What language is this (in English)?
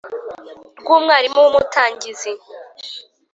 Kinyarwanda